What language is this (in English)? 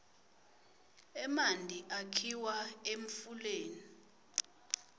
Swati